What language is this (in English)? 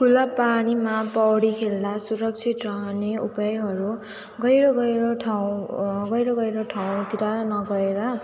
Nepali